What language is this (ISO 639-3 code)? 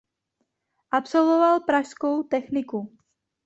ces